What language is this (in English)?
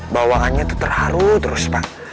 Indonesian